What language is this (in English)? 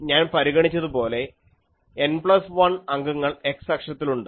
Malayalam